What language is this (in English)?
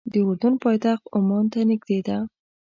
Pashto